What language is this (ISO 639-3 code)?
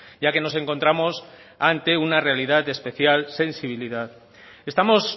spa